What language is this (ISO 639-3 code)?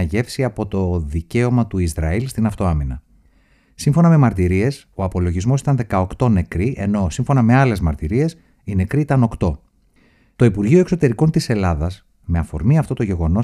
ell